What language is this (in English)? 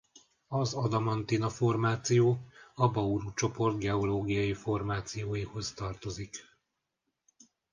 Hungarian